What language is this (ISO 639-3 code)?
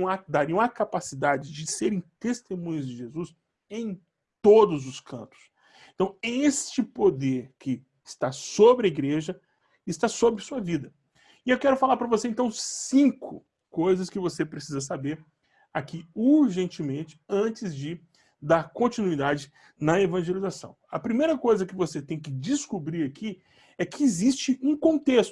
por